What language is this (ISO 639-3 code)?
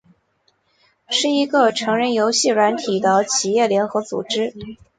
zho